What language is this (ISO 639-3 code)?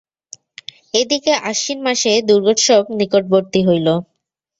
ben